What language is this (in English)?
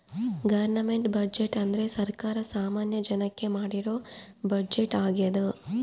Kannada